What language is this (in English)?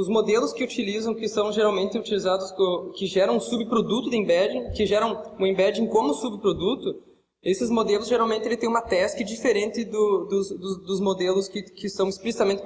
Portuguese